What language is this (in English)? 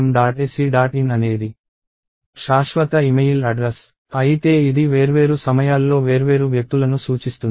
Telugu